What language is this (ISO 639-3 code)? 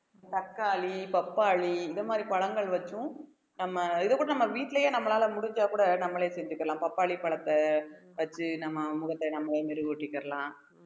tam